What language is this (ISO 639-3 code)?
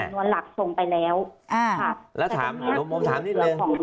tha